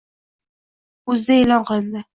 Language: Uzbek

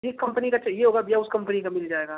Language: Hindi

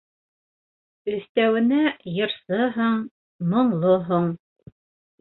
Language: Bashkir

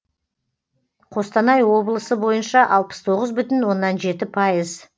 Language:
Kazakh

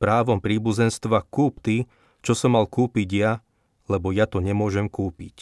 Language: Slovak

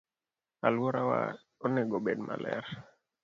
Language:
Luo (Kenya and Tanzania)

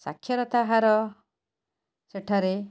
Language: Odia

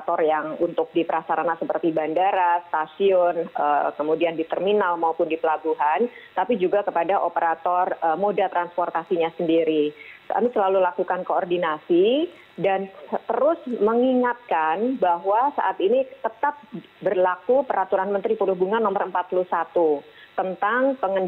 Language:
Indonesian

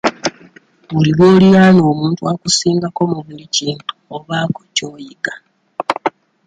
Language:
Ganda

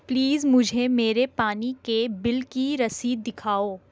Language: Urdu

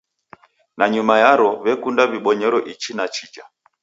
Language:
Taita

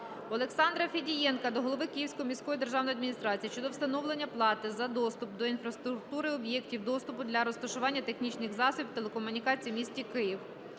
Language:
Ukrainian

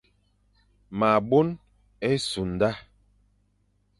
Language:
Fang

